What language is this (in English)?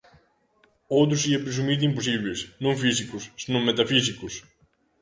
Galician